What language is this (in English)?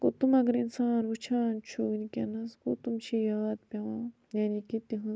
Kashmiri